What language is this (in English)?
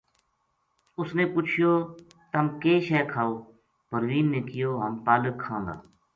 Gujari